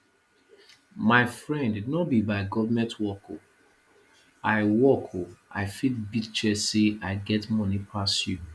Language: Nigerian Pidgin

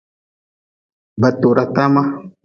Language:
Nawdm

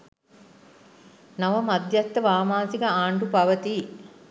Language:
Sinhala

